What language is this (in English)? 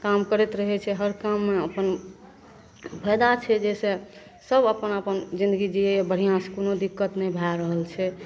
Maithili